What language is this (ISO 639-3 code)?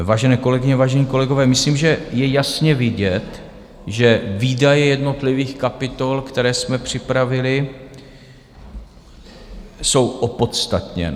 ces